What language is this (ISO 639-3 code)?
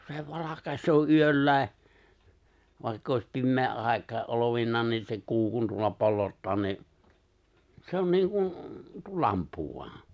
fin